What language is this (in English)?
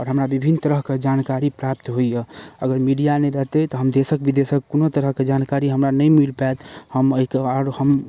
Maithili